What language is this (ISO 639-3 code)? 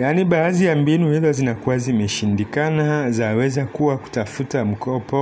swa